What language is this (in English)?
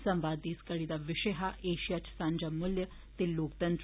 Dogri